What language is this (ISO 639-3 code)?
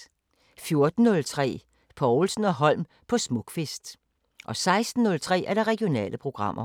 dan